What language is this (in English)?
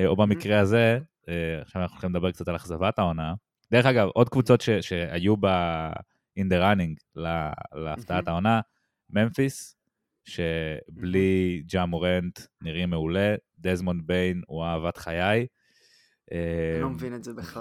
Hebrew